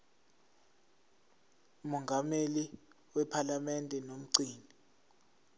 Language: Zulu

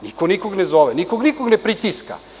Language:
Serbian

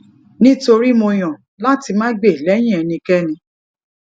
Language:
Yoruba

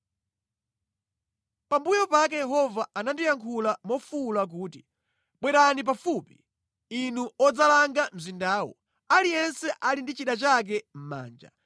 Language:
Nyanja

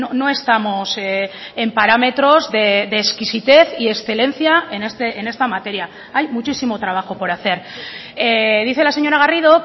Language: Spanish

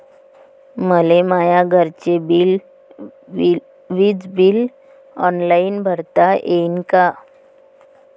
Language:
Marathi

